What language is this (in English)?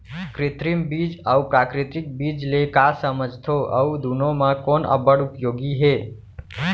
Chhattisgarhi